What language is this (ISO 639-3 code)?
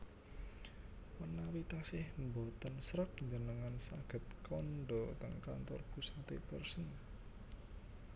jav